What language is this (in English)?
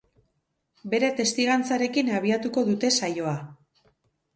Basque